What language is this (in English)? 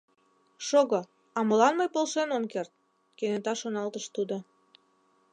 Mari